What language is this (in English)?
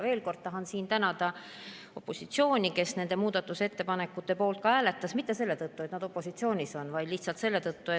Estonian